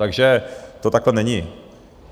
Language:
Czech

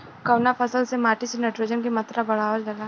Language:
Bhojpuri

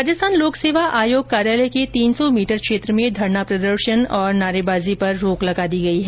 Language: Hindi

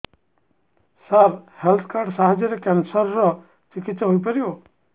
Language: Odia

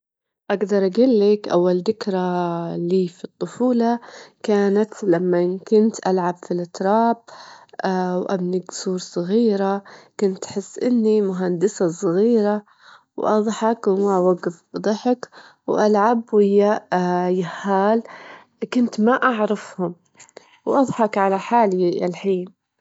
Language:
Gulf Arabic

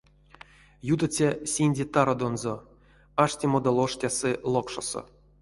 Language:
Erzya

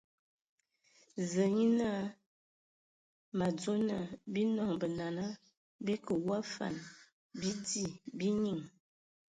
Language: Ewondo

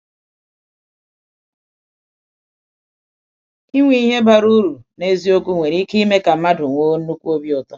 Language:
Igbo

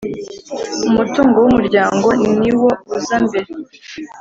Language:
Kinyarwanda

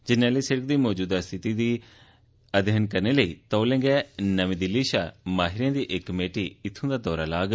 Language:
Dogri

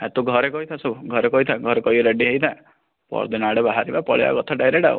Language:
Odia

